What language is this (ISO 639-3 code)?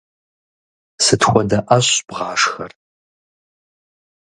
kbd